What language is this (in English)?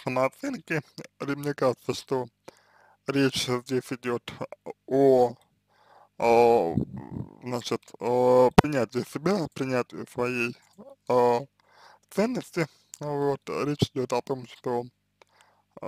Russian